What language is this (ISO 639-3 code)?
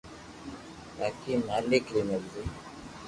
lrk